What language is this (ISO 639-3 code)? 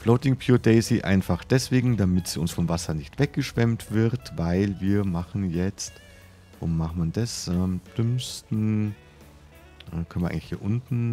deu